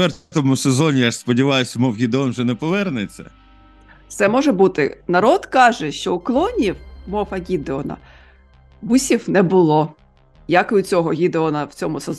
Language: Ukrainian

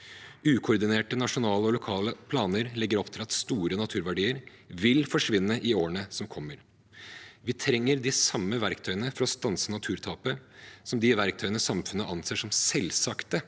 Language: Norwegian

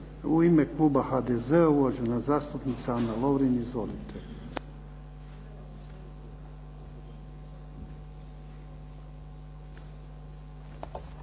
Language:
Croatian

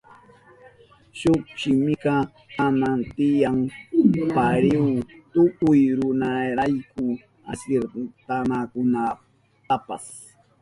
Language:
Southern Pastaza Quechua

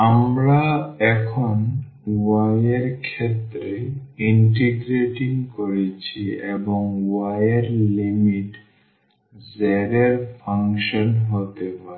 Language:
Bangla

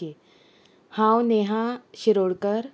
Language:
Konkani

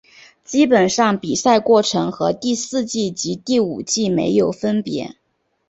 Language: Chinese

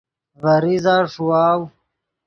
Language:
Yidgha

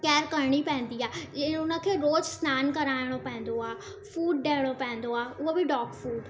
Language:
Sindhi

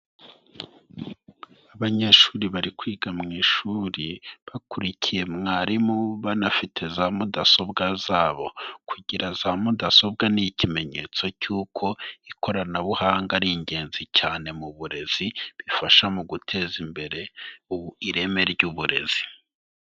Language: Kinyarwanda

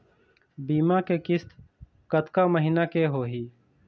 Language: Chhattisgarhi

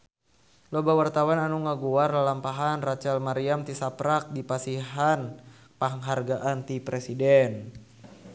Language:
Sundanese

